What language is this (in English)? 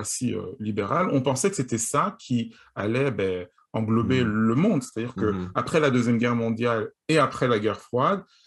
French